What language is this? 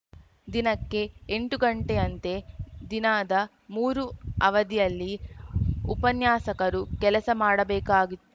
Kannada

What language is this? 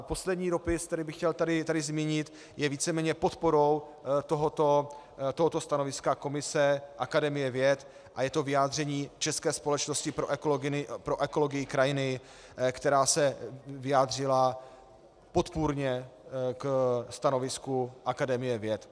Czech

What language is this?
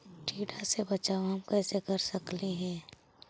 Magahi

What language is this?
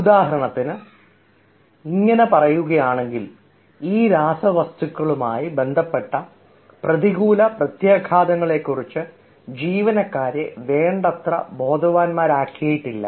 Malayalam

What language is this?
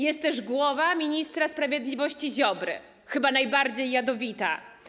Polish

